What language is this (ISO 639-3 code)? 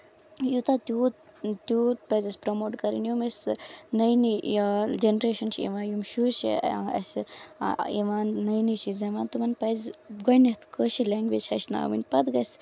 kas